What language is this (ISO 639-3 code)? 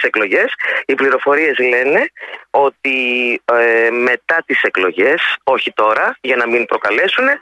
ell